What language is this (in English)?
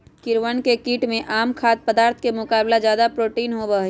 Magahi